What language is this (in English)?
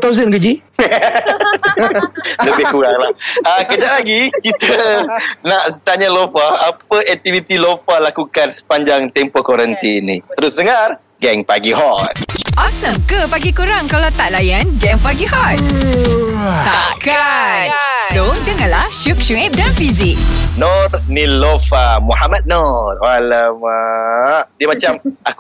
Malay